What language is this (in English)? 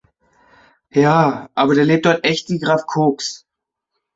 German